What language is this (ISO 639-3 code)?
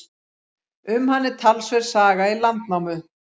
isl